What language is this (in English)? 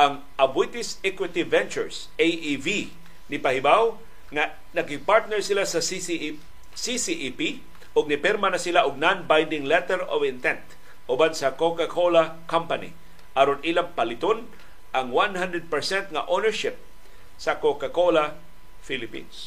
Filipino